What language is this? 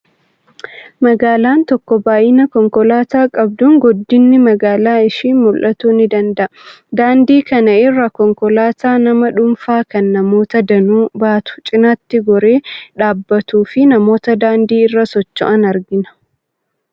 Oromo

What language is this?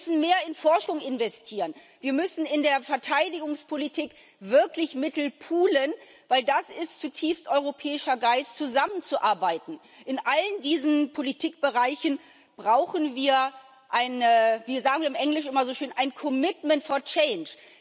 German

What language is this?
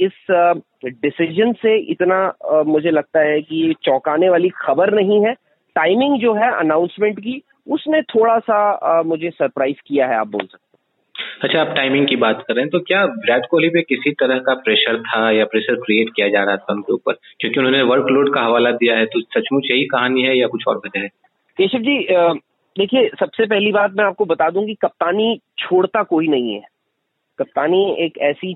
Hindi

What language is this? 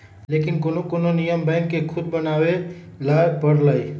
Magahi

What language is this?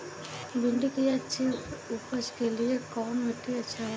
Bhojpuri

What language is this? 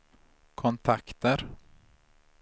Swedish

